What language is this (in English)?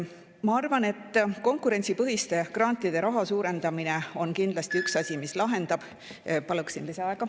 Estonian